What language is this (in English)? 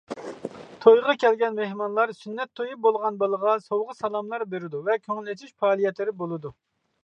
Uyghur